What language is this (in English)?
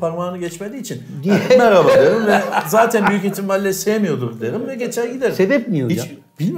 Turkish